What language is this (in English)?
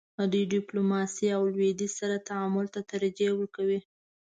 Pashto